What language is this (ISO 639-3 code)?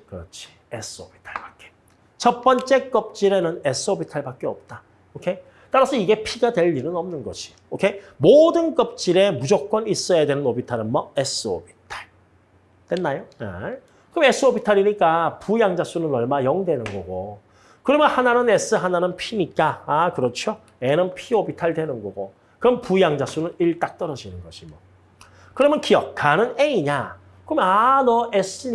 kor